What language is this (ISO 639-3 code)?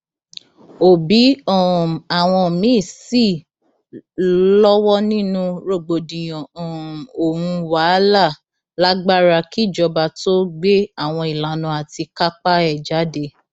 yor